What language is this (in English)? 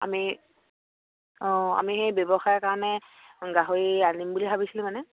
Assamese